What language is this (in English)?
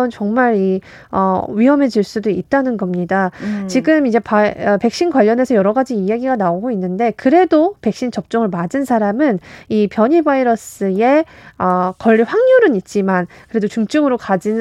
Korean